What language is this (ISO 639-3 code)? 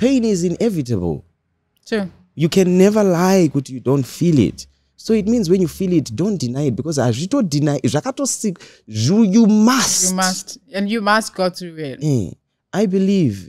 eng